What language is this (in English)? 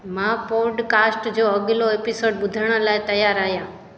Sindhi